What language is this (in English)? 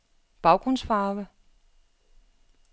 Danish